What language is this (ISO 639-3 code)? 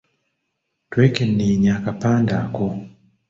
lug